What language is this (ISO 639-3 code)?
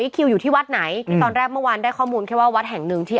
tha